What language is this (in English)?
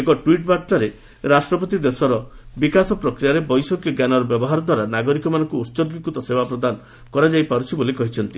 Odia